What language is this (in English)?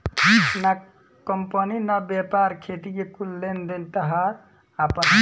Bhojpuri